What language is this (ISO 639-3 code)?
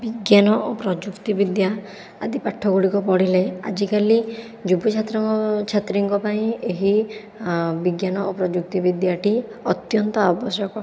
ori